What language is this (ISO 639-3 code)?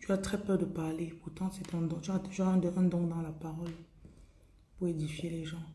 fra